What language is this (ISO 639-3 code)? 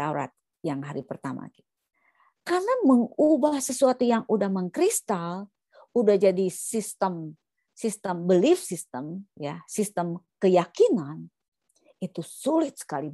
ind